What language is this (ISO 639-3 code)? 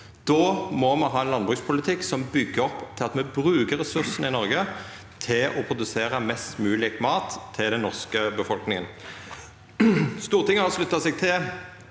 nor